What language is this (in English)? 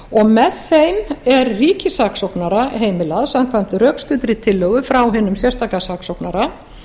Icelandic